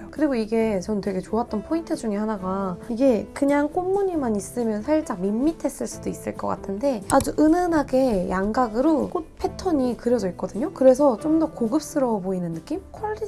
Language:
Korean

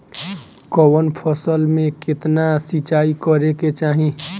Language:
Bhojpuri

